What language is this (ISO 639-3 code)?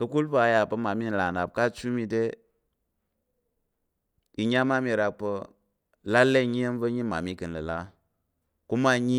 yer